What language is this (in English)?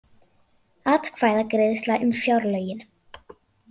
Icelandic